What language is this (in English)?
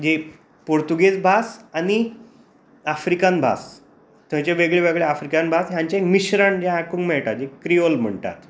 Konkani